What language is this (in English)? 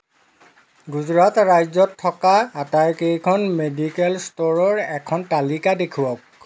Assamese